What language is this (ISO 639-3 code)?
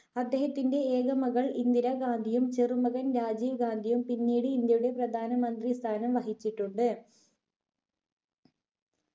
mal